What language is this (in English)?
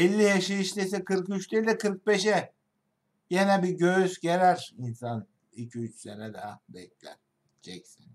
Turkish